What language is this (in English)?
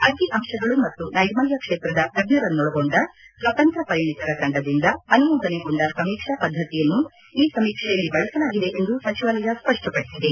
Kannada